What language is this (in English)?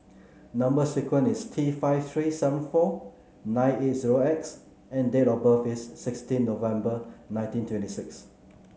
English